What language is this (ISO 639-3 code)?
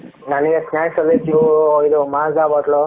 kan